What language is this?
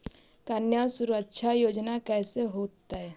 Magahi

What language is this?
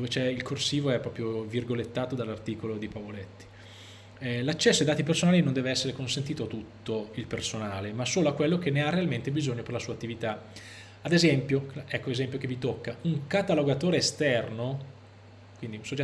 Italian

